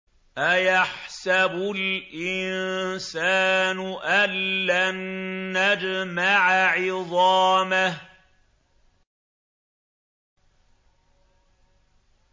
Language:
Arabic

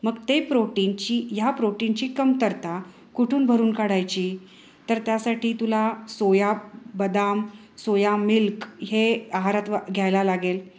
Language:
Marathi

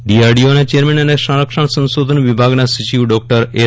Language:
Gujarati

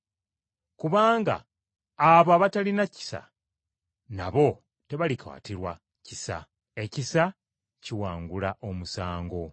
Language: Ganda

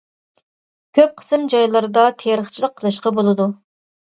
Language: Uyghur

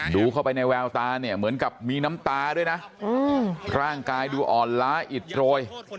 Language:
Thai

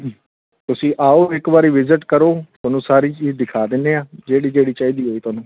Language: Punjabi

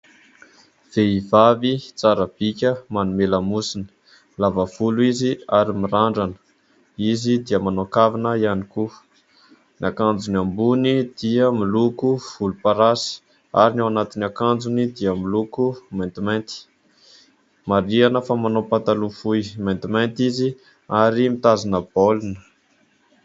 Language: Malagasy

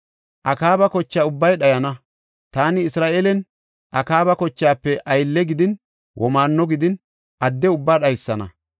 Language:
Gofa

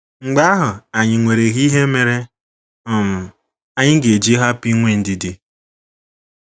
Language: Igbo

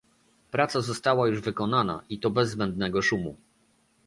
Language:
Polish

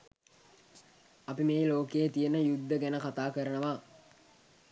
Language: Sinhala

